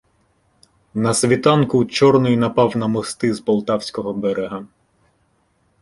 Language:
Ukrainian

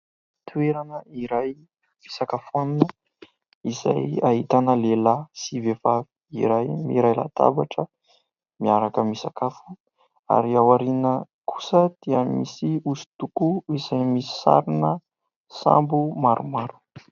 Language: Malagasy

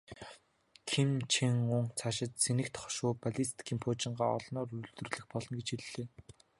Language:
Mongolian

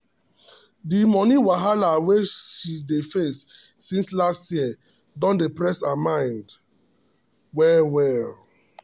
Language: Nigerian Pidgin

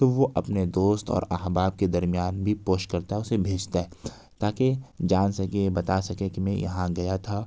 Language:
Urdu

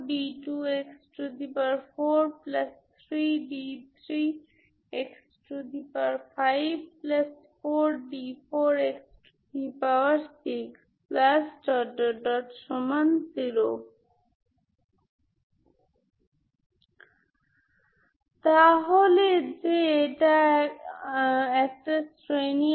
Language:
Bangla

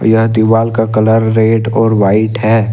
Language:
Hindi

